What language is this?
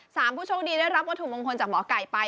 Thai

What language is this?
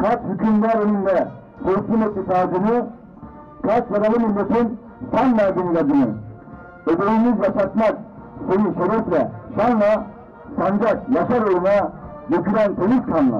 Turkish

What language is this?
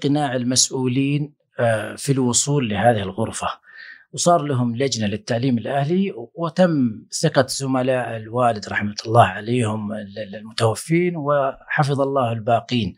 Arabic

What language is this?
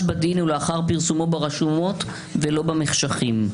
Hebrew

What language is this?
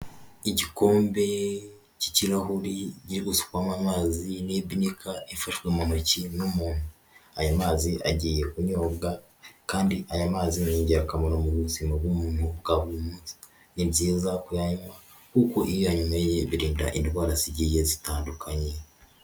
Kinyarwanda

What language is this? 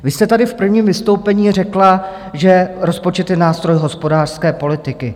Czech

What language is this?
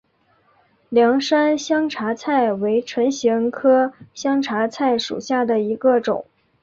Chinese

